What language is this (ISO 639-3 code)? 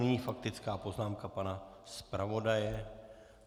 ces